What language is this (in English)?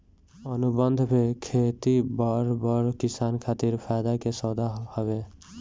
Bhojpuri